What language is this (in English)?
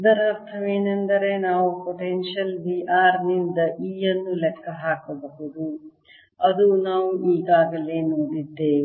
Kannada